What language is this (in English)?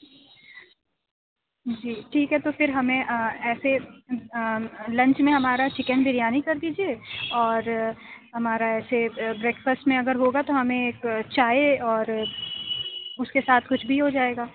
Urdu